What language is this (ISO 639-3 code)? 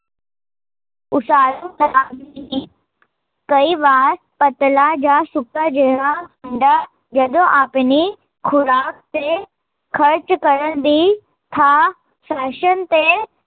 pan